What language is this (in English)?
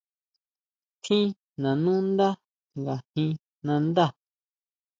Huautla Mazatec